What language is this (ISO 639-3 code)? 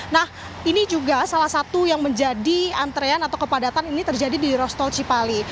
ind